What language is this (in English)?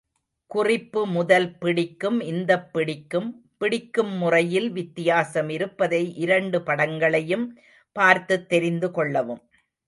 Tamil